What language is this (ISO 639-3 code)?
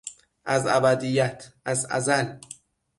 fas